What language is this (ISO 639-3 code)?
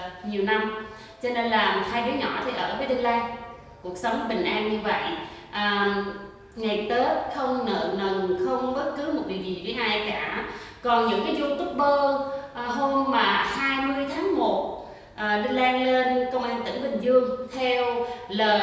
vie